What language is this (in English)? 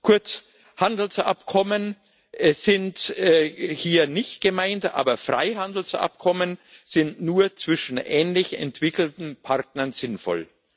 German